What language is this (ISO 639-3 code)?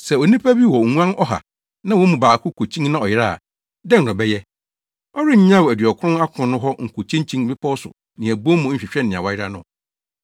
aka